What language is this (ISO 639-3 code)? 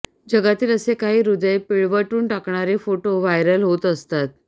mar